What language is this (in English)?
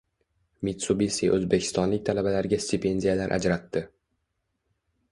Uzbek